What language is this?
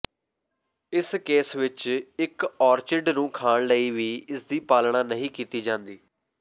Punjabi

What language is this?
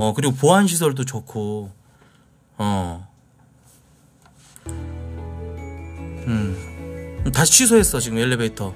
Korean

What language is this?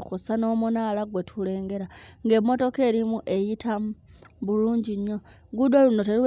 Ganda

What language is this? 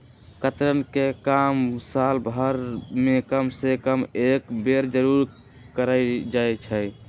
Magahi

